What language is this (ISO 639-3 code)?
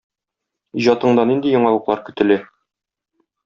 tat